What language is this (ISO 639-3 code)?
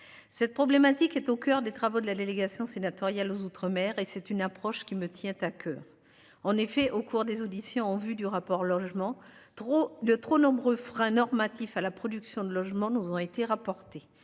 fra